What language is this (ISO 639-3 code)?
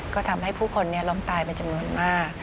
tha